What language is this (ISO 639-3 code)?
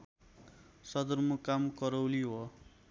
nep